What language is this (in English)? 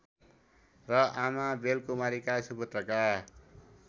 Nepali